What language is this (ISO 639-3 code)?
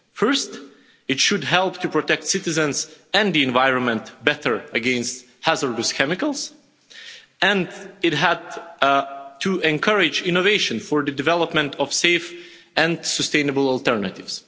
eng